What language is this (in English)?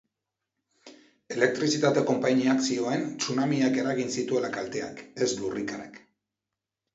Basque